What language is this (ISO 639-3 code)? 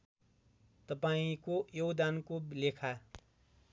nep